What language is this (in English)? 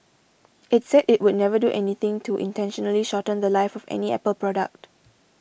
English